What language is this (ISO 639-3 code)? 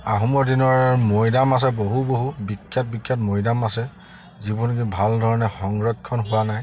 asm